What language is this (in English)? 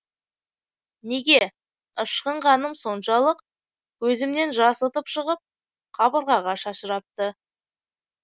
Kazakh